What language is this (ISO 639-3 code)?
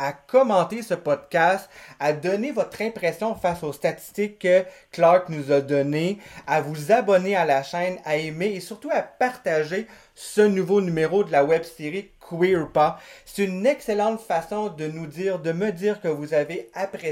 fra